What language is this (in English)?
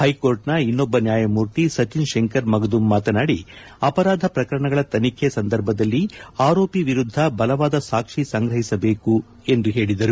Kannada